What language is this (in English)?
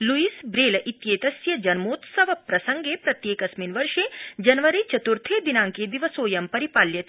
Sanskrit